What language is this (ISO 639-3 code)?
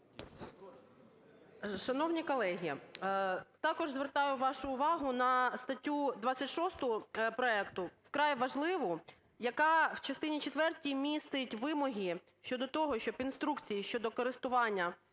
ukr